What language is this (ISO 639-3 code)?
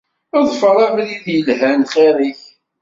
kab